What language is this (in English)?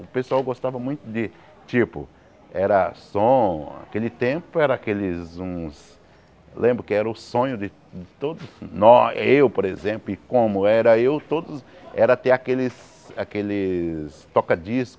Portuguese